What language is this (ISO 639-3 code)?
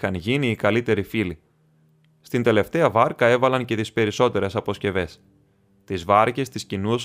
ell